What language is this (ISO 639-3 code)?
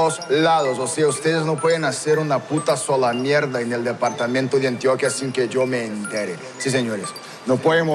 ron